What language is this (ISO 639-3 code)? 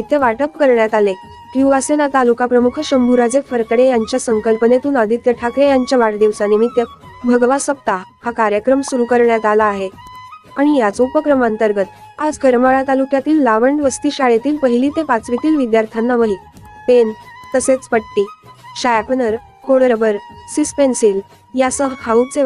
spa